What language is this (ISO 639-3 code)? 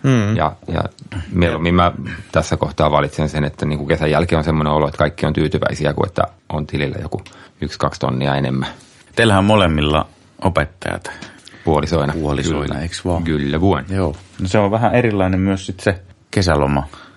fin